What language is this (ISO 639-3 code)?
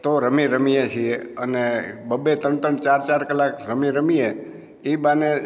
guj